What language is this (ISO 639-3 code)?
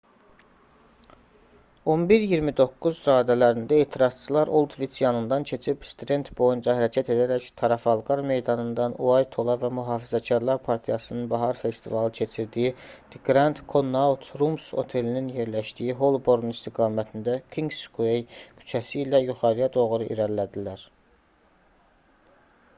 aze